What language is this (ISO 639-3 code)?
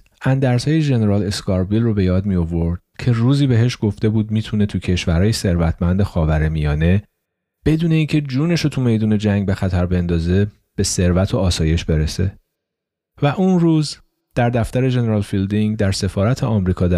fas